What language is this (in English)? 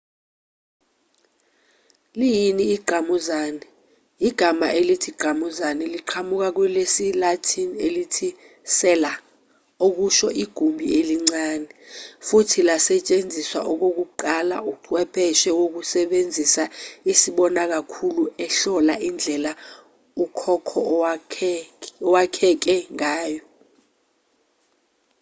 Zulu